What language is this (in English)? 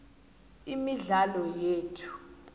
South Ndebele